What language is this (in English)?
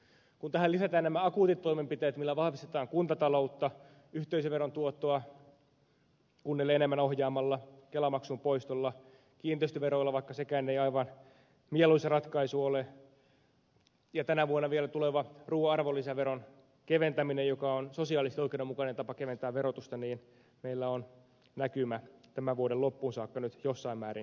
Finnish